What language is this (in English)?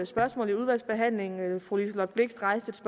Danish